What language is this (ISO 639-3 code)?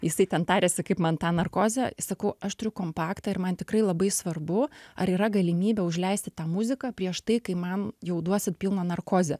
lit